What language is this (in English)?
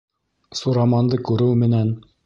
Bashkir